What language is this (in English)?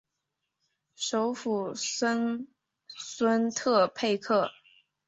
Chinese